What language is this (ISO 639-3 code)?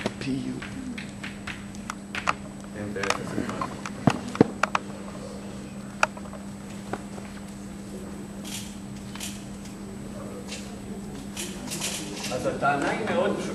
heb